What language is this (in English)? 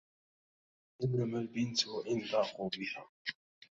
Arabic